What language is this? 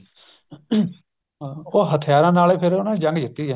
Punjabi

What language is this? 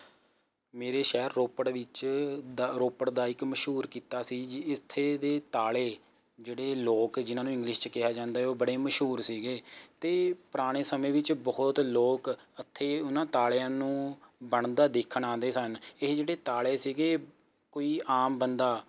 Punjabi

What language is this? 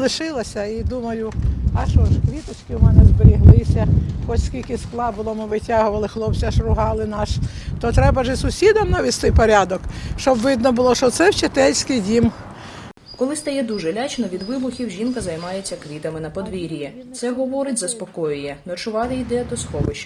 Ukrainian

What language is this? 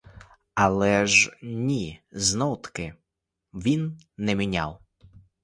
Ukrainian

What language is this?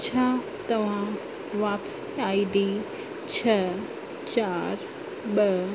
Sindhi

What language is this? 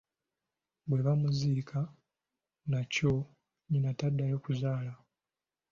Ganda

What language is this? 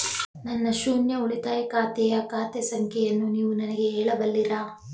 Kannada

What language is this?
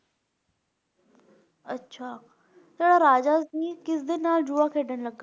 Punjabi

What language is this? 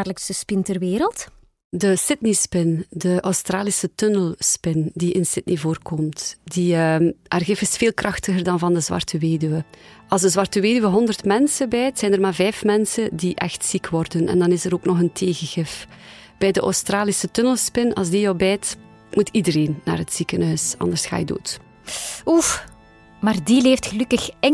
Dutch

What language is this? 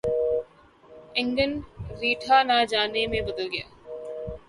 Urdu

